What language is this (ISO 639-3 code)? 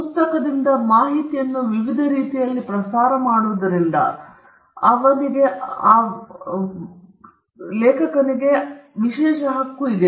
kan